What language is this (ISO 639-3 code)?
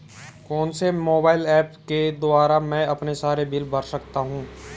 hin